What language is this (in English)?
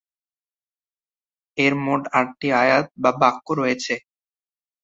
Bangla